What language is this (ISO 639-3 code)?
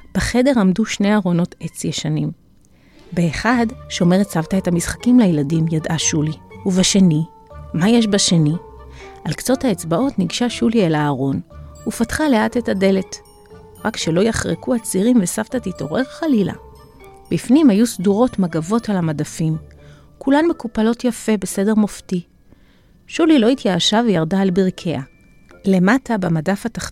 heb